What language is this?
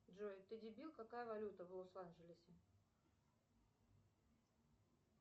Russian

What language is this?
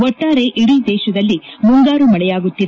Kannada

